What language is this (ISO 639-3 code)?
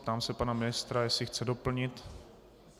ces